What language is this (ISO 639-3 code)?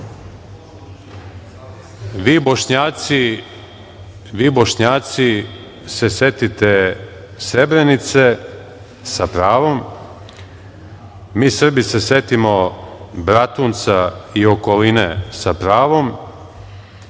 srp